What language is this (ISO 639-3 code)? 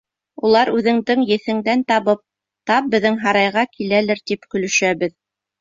bak